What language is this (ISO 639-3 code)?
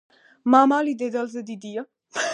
kat